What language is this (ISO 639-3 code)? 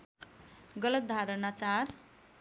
nep